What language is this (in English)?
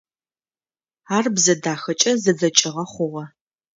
Adyghe